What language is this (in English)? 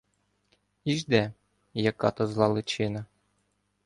Ukrainian